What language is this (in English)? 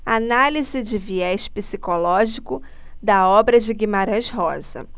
Portuguese